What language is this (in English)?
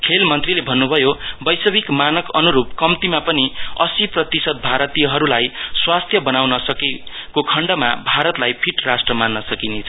Nepali